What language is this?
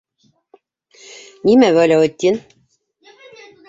Bashkir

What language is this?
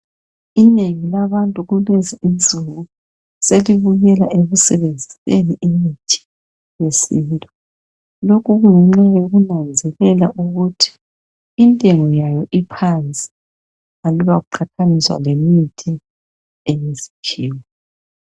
North Ndebele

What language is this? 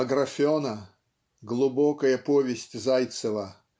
Russian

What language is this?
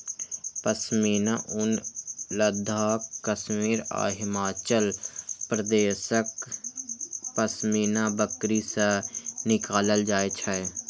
Maithili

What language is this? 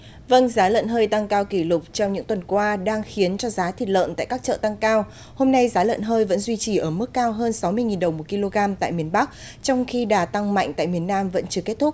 Vietnamese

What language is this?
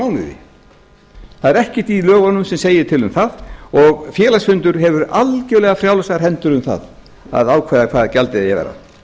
Icelandic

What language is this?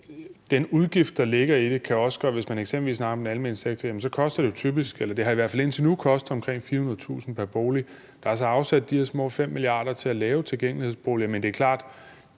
Danish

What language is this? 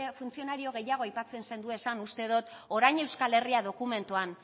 Basque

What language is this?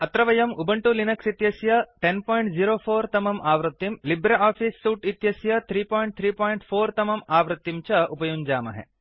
Sanskrit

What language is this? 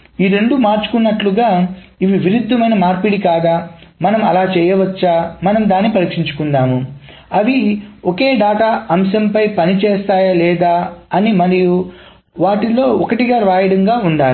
Telugu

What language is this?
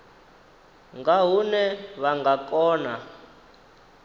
Venda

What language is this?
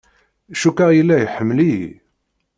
Kabyle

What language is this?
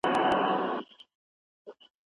Pashto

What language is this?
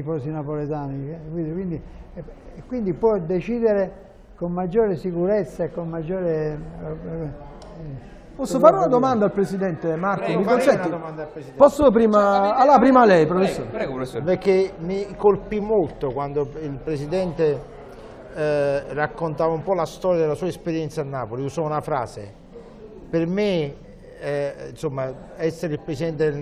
Italian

